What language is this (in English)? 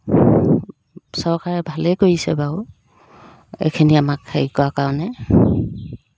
Assamese